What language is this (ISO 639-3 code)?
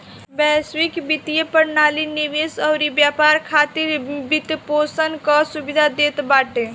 bho